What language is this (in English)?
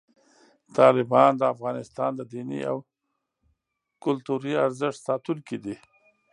Pashto